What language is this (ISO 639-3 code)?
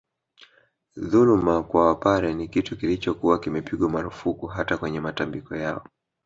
swa